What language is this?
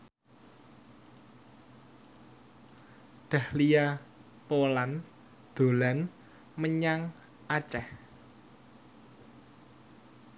Javanese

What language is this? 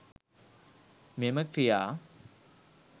Sinhala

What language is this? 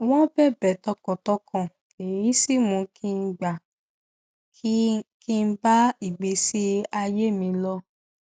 Yoruba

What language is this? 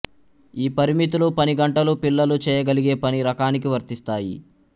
Telugu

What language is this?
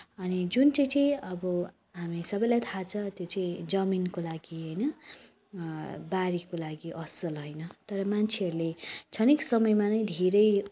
Nepali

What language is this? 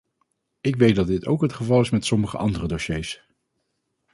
Dutch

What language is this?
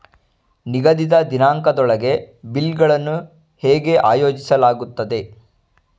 Kannada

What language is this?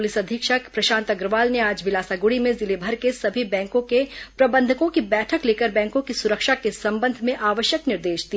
Hindi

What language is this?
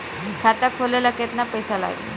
Bhojpuri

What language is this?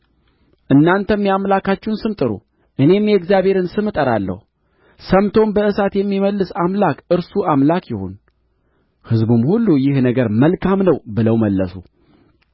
Amharic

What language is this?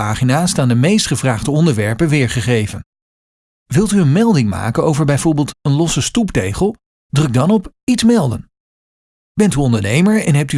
Dutch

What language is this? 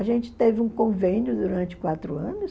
Portuguese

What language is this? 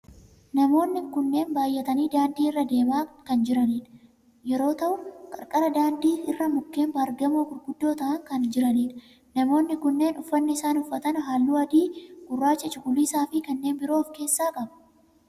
Oromo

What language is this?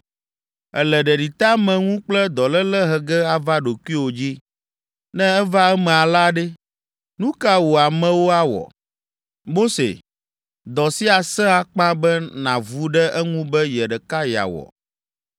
Ewe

